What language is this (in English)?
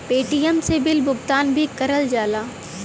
Bhojpuri